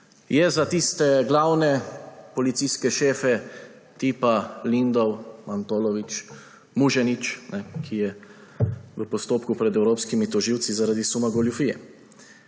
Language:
Slovenian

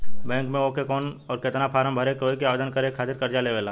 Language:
Bhojpuri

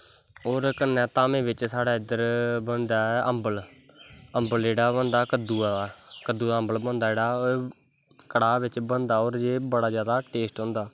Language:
Dogri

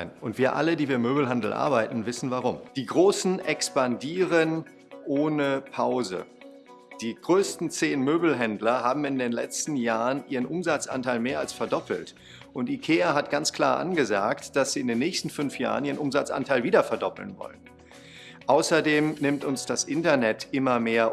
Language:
German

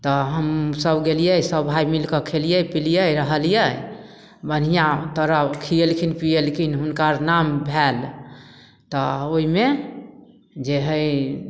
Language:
Maithili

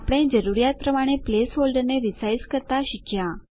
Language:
Gujarati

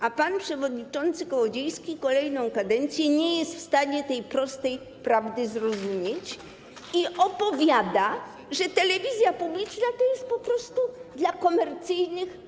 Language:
Polish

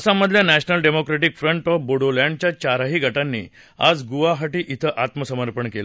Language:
Marathi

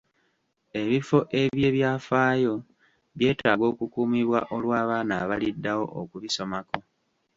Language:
Ganda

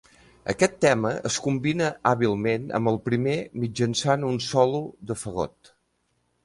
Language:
Catalan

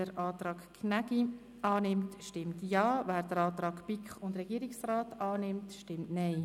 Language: Swiss German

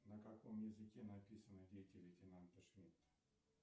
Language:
Russian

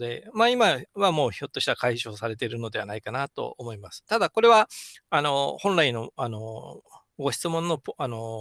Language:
Japanese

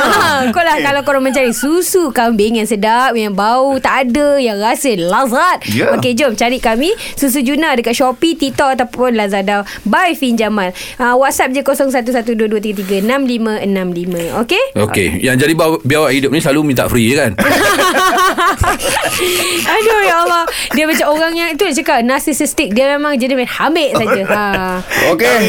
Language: Malay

